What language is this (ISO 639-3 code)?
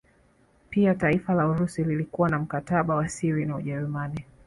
swa